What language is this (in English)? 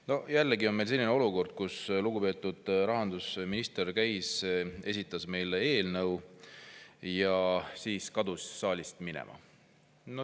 Estonian